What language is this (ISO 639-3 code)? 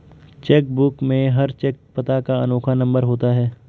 hin